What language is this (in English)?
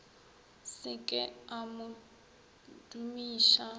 Northern Sotho